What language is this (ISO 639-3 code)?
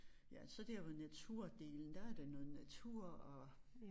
dan